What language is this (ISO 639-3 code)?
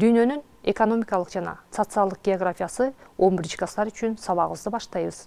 rus